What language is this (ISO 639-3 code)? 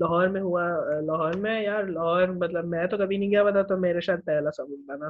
urd